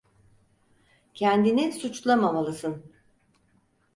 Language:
Turkish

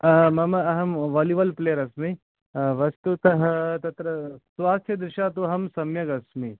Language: Sanskrit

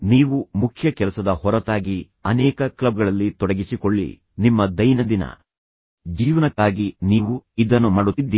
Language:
Kannada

